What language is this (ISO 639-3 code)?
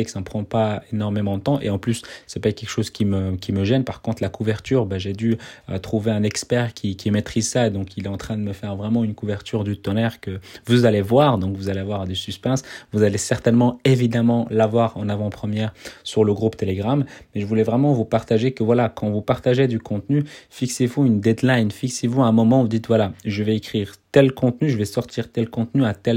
fra